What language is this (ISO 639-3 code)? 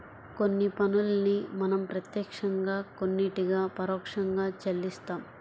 tel